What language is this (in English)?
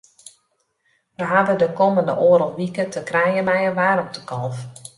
Western Frisian